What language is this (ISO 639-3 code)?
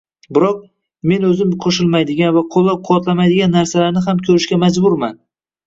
uzb